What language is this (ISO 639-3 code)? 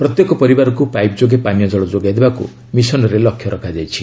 ori